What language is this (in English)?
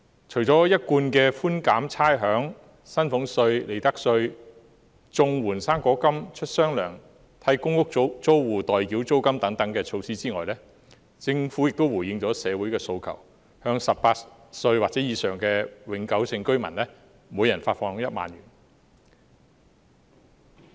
Cantonese